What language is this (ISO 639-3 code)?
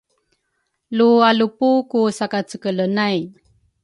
dru